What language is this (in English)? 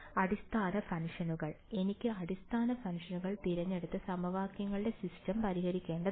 Malayalam